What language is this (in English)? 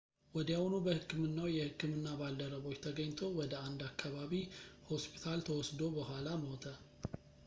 Amharic